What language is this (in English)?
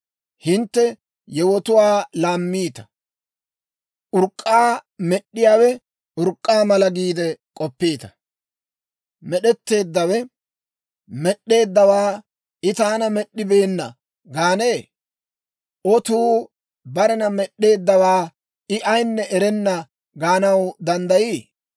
Dawro